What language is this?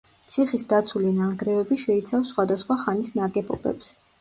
Georgian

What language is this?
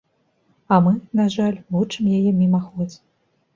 Belarusian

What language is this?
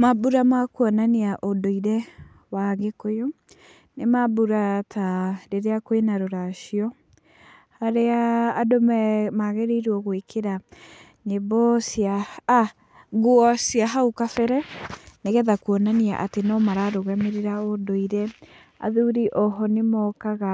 Kikuyu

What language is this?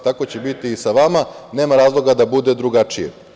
Serbian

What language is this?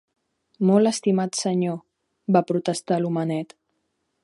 Catalan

